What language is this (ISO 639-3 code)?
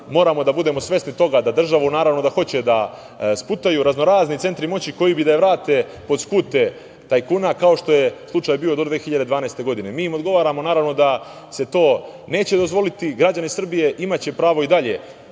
srp